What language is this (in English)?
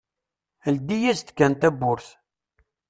Kabyle